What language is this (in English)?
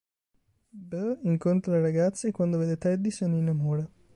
Italian